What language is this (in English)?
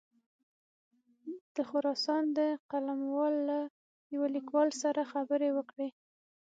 Pashto